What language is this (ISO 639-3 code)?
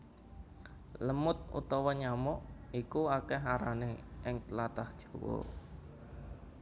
jav